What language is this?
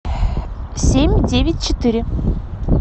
Russian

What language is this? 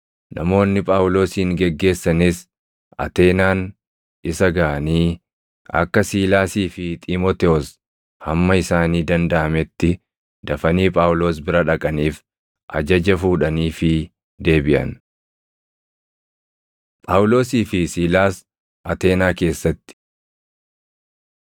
Oromo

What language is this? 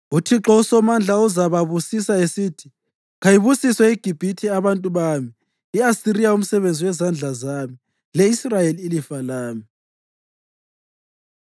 North Ndebele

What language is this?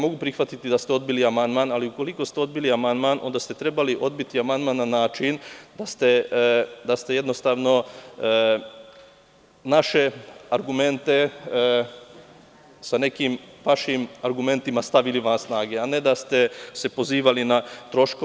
Serbian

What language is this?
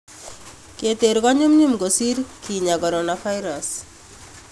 Kalenjin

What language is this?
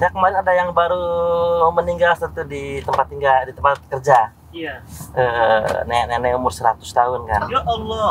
Indonesian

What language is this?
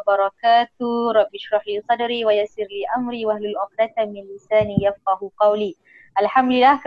Malay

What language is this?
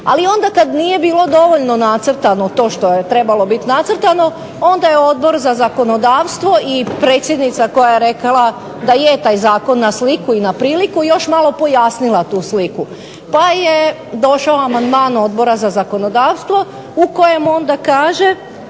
Croatian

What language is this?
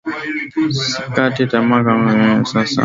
Swahili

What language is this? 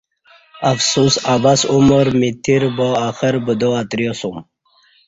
Kati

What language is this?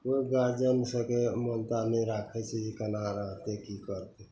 Maithili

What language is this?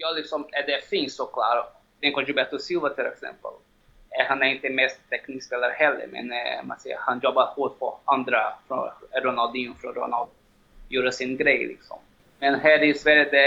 Swedish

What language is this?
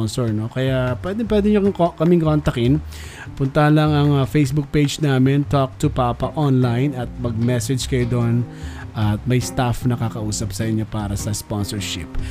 Filipino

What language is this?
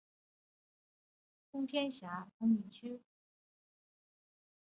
Chinese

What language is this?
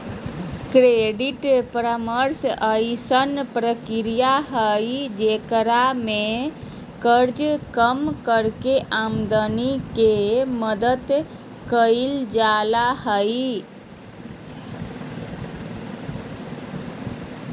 Magahi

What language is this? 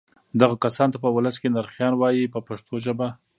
Pashto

